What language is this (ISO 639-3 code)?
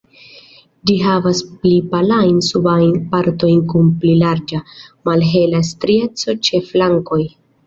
epo